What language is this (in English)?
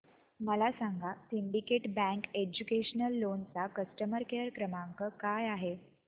Marathi